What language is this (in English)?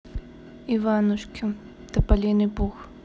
Russian